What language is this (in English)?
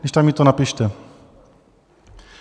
Czech